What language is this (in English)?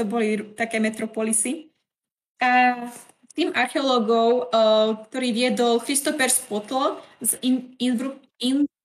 Czech